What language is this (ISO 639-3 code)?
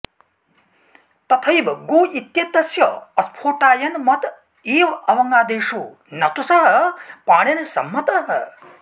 san